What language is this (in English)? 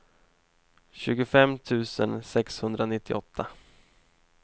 Swedish